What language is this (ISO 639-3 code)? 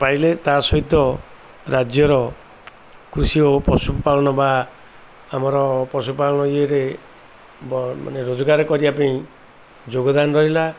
ori